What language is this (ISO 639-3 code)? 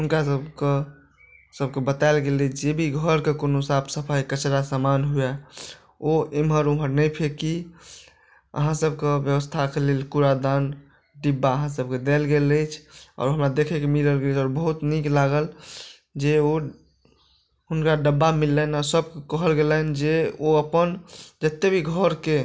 mai